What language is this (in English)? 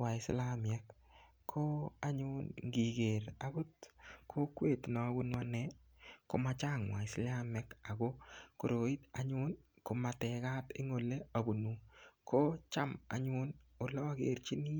Kalenjin